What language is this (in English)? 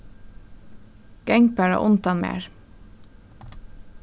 Faroese